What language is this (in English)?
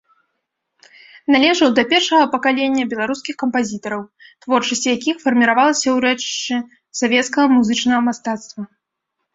Belarusian